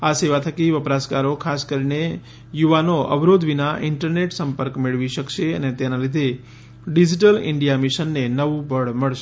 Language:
Gujarati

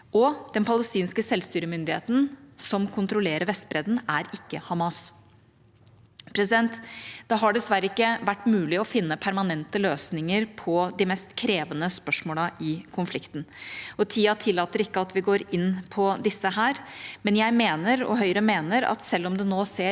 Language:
Norwegian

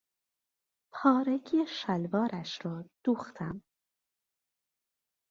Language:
Persian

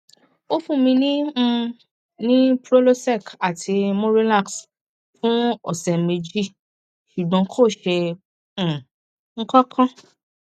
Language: Yoruba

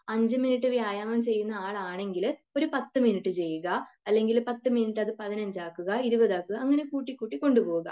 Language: Malayalam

